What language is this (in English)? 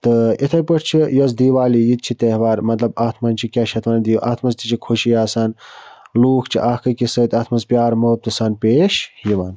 Kashmiri